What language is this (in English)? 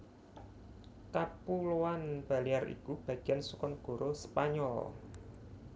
Javanese